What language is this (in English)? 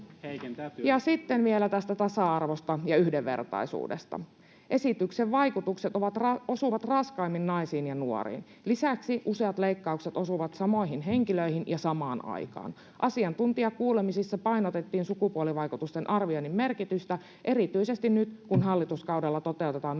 Finnish